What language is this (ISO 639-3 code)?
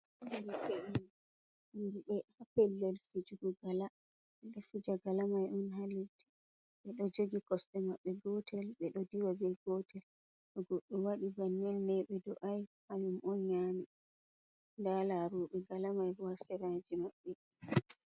ful